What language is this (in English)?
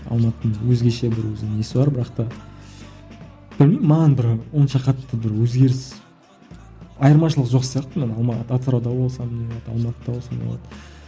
Kazakh